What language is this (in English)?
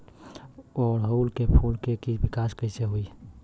Bhojpuri